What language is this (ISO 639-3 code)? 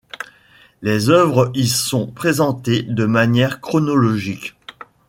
fra